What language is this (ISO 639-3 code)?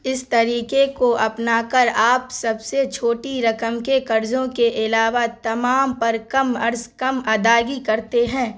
urd